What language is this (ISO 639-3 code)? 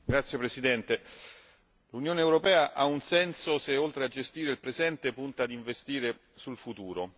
ita